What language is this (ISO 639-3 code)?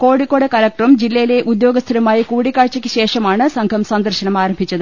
mal